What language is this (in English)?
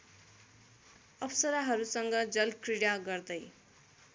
Nepali